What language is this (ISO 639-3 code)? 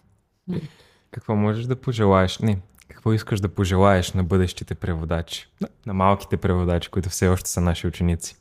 bul